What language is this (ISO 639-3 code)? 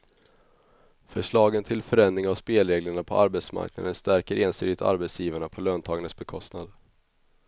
swe